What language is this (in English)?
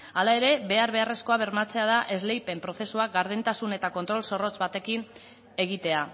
Basque